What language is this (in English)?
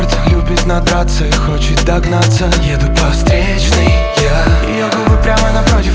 Russian